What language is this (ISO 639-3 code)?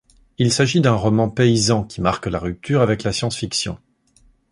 fra